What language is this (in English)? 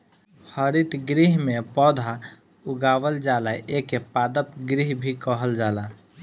Bhojpuri